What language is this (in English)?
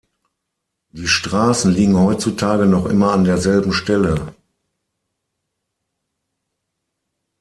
German